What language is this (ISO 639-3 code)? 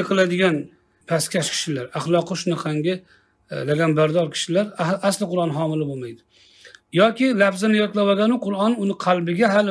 tur